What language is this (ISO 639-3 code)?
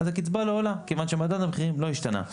heb